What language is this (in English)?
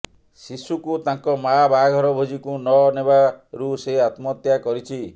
Odia